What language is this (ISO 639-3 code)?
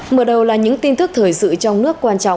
vie